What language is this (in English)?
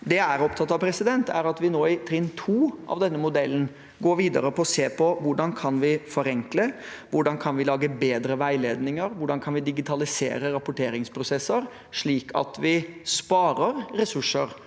Norwegian